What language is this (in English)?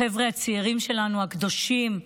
Hebrew